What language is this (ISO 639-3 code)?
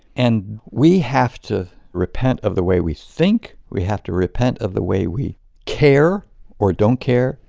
eng